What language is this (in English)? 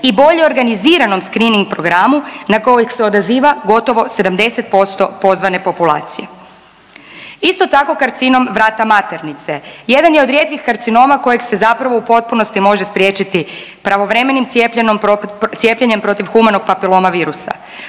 Croatian